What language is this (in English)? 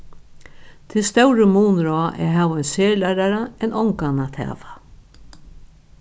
Faroese